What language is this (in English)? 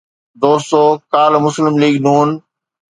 Sindhi